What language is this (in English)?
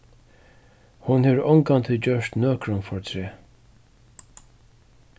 Faroese